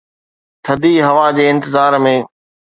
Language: Sindhi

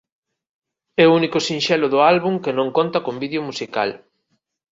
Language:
Galician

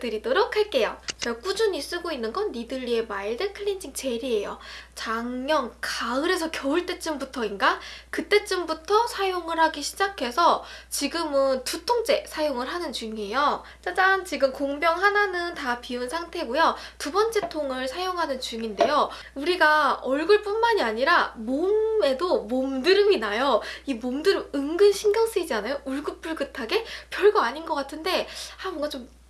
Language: Korean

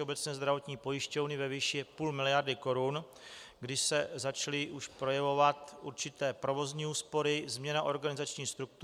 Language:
Czech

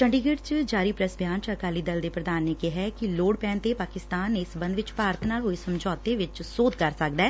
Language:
Punjabi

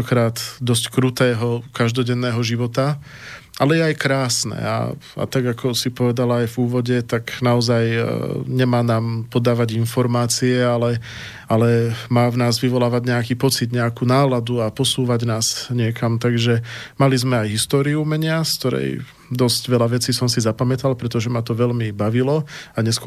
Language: Slovak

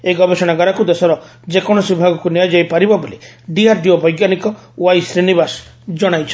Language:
Odia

